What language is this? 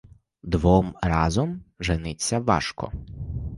Ukrainian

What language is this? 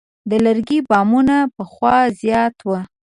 Pashto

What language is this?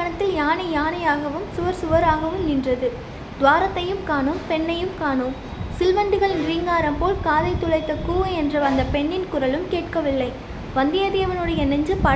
Tamil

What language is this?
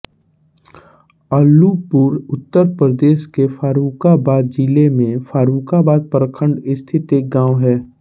Hindi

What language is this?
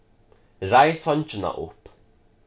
Faroese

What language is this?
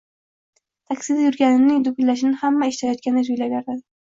Uzbek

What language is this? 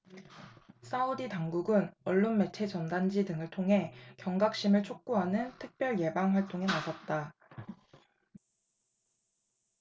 Korean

